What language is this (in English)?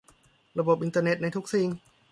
Thai